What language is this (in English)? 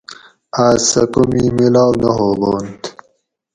Gawri